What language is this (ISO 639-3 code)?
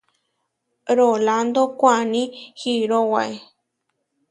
var